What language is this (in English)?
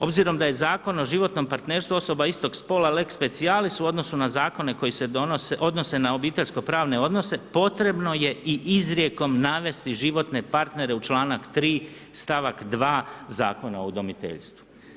Croatian